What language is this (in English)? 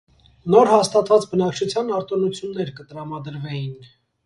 Armenian